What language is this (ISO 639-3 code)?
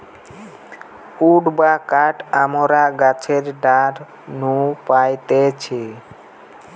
ben